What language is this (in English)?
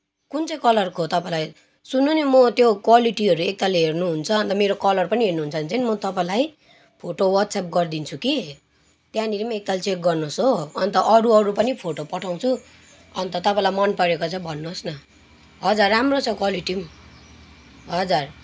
Nepali